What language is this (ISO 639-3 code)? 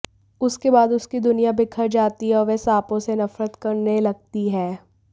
hin